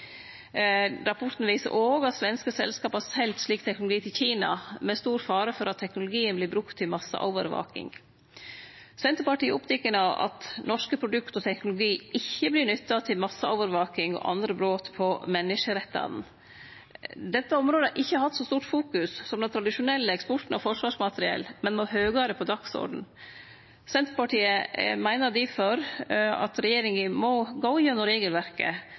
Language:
Norwegian Nynorsk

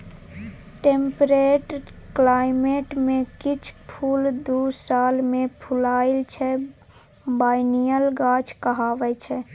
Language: Maithili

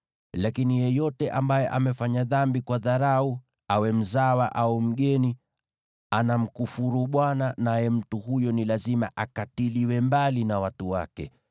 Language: Swahili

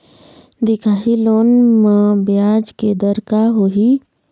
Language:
Chhattisgarhi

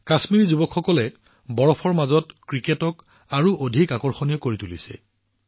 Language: Assamese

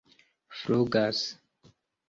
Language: Esperanto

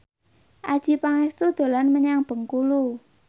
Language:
Javanese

